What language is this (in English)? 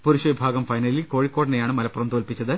Malayalam